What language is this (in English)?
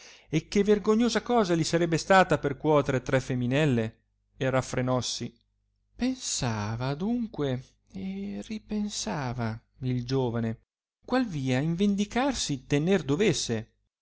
Italian